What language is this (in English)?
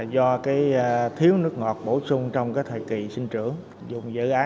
Vietnamese